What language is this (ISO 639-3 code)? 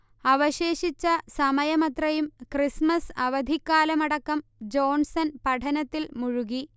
mal